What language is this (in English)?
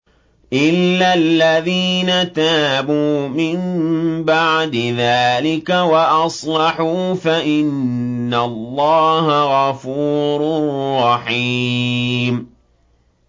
Arabic